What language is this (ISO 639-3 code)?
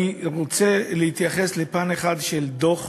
heb